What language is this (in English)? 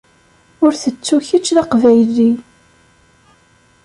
Kabyle